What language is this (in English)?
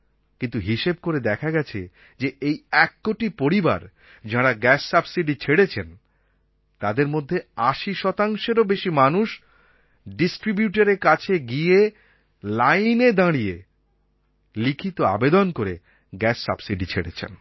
Bangla